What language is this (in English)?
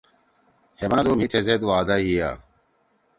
Torwali